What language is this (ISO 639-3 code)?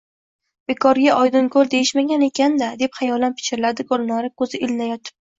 uzb